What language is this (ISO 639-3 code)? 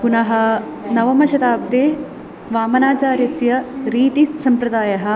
san